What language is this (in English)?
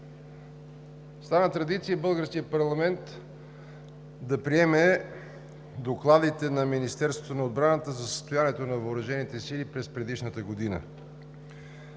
Bulgarian